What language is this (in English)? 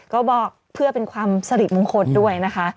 Thai